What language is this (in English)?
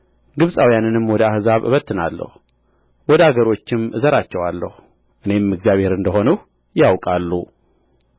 Amharic